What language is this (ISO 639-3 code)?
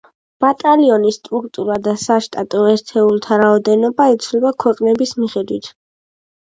kat